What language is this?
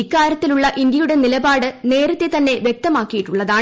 Malayalam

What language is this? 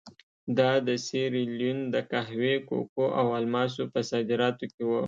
Pashto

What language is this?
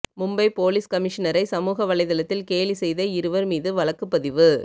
Tamil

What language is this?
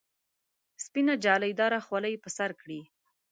Pashto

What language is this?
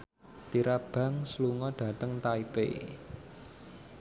Javanese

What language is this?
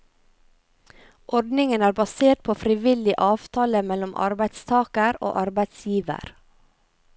Norwegian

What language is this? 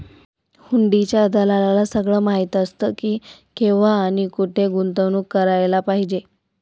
Marathi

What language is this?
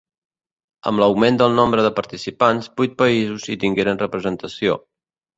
Catalan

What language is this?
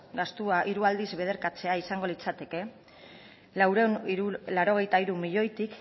Basque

